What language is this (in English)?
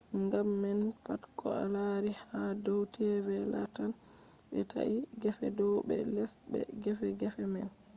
Fula